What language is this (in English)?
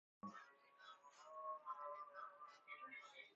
Persian